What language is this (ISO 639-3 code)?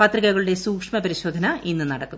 mal